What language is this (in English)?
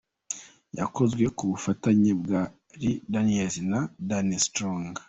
Kinyarwanda